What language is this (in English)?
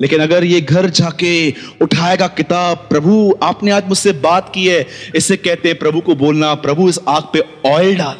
Hindi